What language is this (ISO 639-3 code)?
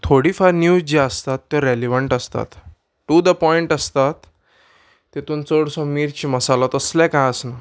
kok